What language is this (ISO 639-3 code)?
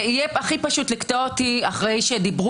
heb